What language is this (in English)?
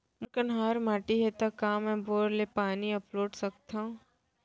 Chhattisgarhi